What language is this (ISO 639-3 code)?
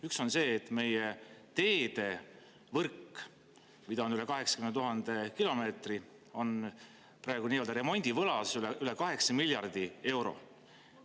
est